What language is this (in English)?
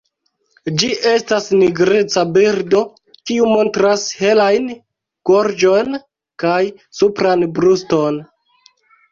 Esperanto